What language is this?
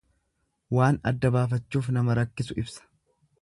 Oromo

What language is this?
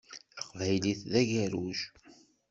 Kabyle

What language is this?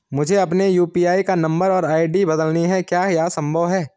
Hindi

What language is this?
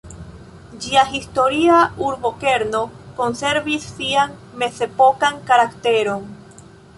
Esperanto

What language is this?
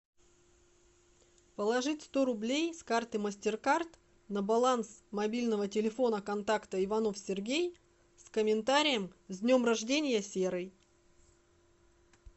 Russian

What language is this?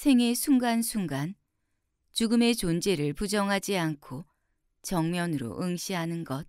Korean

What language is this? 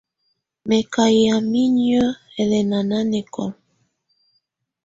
Tunen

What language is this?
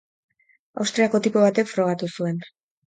Basque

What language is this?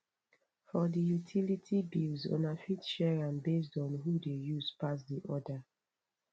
Nigerian Pidgin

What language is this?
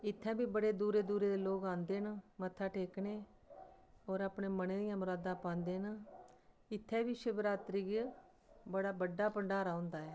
Dogri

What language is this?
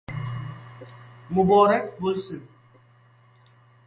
Uzbek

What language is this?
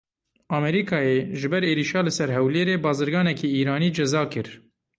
Kurdish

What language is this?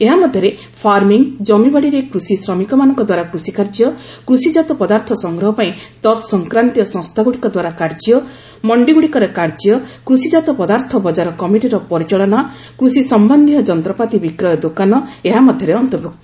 Odia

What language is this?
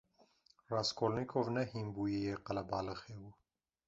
Kurdish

